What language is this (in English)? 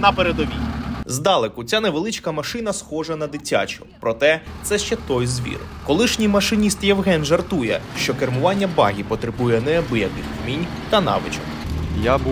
Ukrainian